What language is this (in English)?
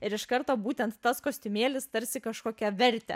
Lithuanian